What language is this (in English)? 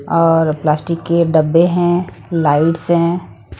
Hindi